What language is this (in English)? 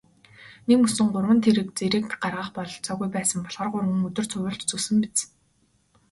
Mongolian